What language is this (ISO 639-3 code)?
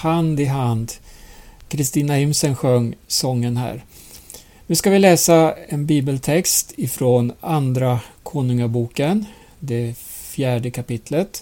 swe